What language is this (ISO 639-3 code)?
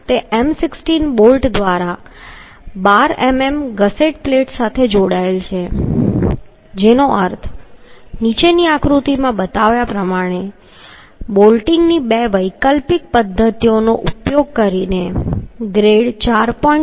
guj